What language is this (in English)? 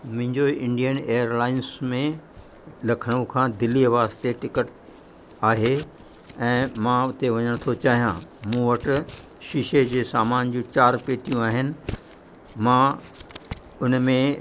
Sindhi